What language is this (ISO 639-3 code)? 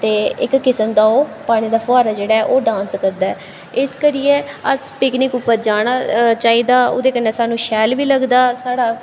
doi